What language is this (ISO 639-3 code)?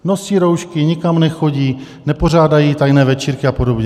ces